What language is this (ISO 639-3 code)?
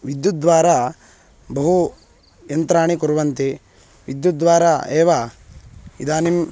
san